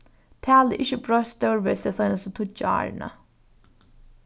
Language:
Faroese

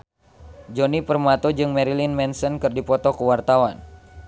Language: Sundanese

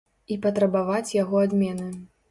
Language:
Belarusian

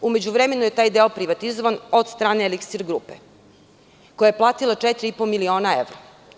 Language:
Serbian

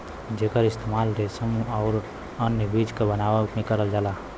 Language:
Bhojpuri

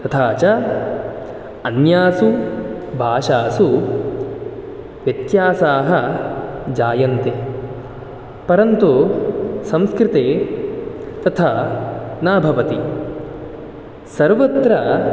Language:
Sanskrit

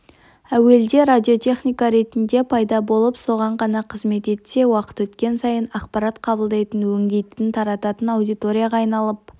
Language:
Kazakh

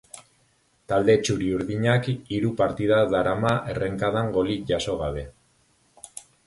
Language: Basque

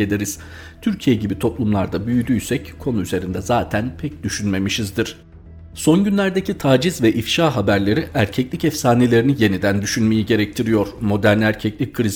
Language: Turkish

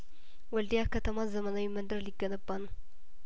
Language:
Amharic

